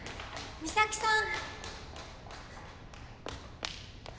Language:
Japanese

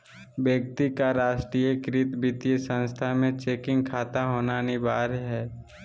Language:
Magahi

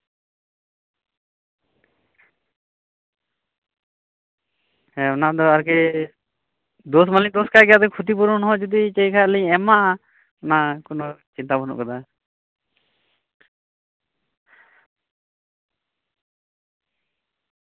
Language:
Santali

